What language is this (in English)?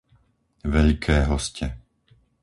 Slovak